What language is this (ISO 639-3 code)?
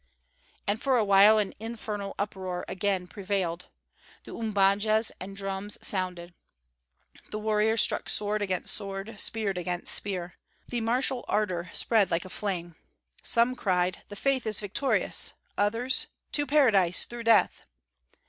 eng